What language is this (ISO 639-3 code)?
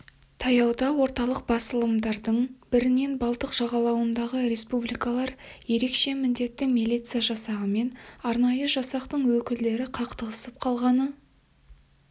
kaz